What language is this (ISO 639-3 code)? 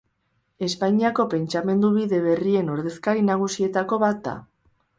eus